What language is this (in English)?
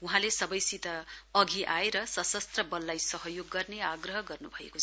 Nepali